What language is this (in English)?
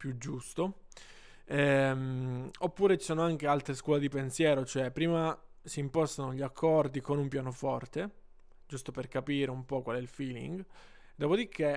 Italian